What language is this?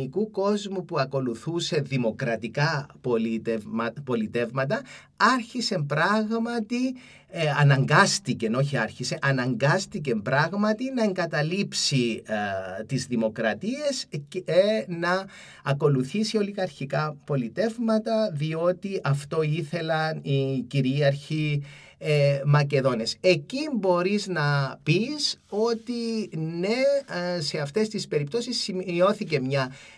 Greek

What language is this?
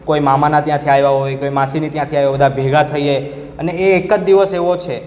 Gujarati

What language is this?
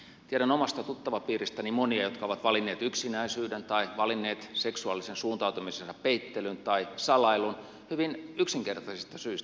Finnish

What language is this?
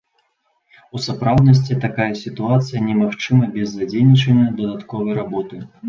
Belarusian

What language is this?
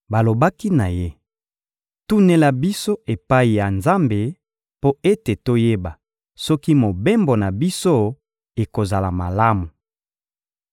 Lingala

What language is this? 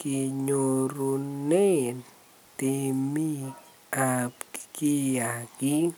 Kalenjin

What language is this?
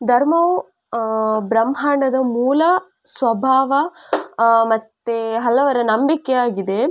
Kannada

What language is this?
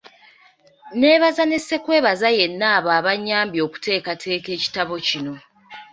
Ganda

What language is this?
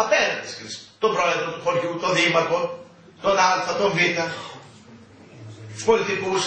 Greek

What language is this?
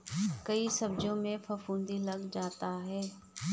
Hindi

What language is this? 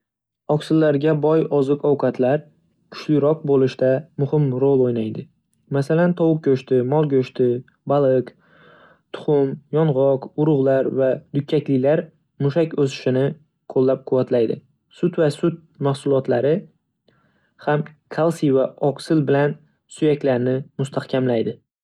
Uzbek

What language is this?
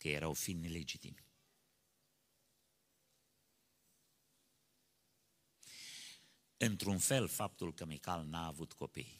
Romanian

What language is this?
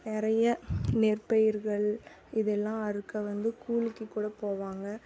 Tamil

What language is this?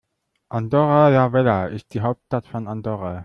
German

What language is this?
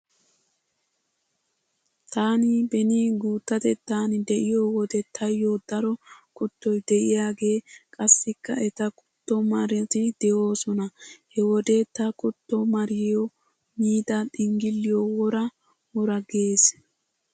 Wolaytta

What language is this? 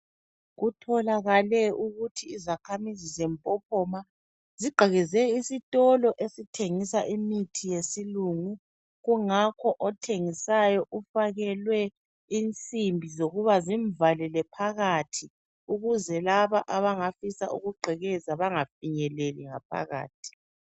North Ndebele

